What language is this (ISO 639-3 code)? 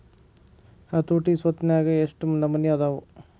kan